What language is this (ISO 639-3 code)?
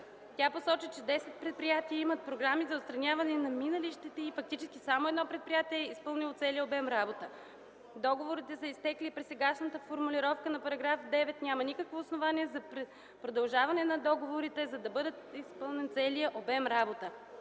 bul